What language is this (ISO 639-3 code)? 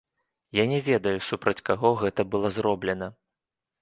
bel